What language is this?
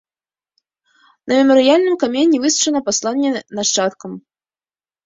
Belarusian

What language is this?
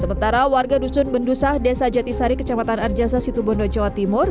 Indonesian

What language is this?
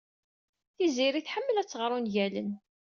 Kabyle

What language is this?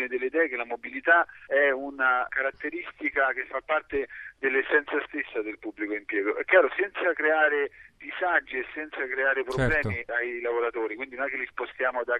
Italian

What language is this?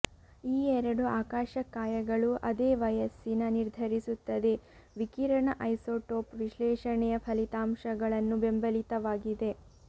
Kannada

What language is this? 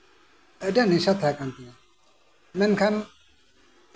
Santali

